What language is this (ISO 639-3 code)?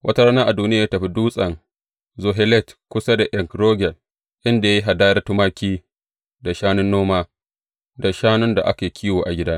hau